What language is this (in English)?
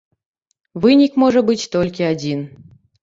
Belarusian